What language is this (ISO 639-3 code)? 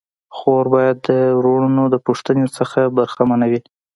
pus